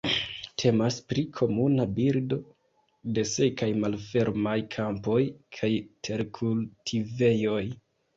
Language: Esperanto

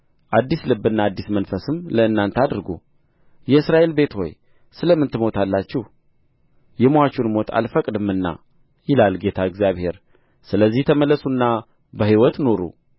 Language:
Amharic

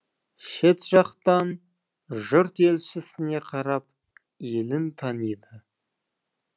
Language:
Kazakh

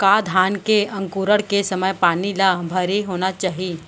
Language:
Chhattisgarhi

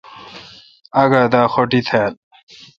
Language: Kalkoti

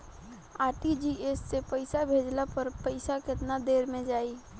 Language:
Bhojpuri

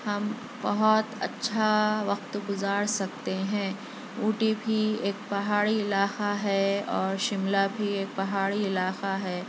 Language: Urdu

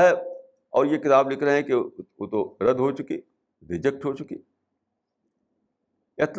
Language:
Urdu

